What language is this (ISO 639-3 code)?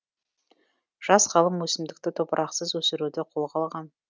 kaz